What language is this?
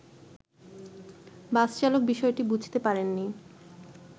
Bangla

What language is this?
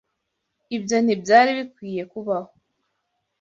Kinyarwanda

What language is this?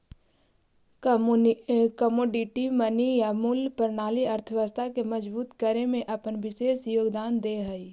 Magahi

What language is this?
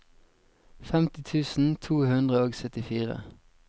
Norwegian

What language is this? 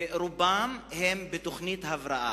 Hebrew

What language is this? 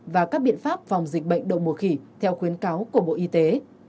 Vietnamese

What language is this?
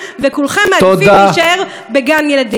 Hebrew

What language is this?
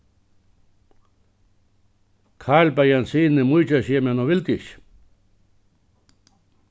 Faroese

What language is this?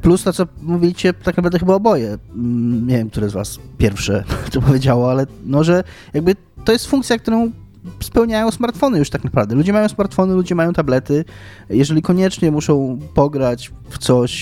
Polish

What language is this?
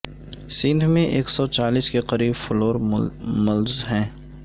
Urdu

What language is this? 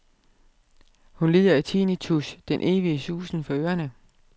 Danish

